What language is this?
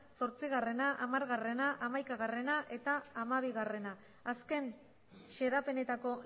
Basque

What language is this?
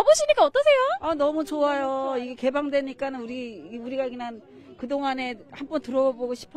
Korean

